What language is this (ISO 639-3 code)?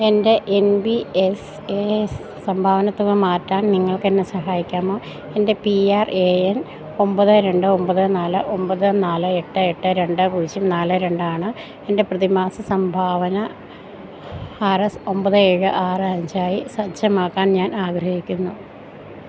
mal